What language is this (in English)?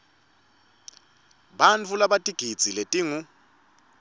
Swati